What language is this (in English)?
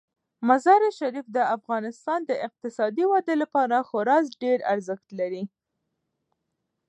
Pashto